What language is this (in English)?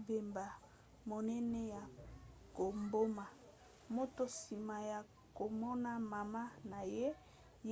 Lingala